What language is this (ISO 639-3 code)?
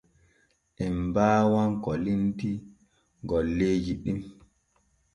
fue